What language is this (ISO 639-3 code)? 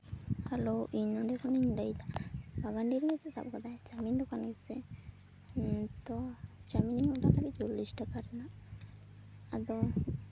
sat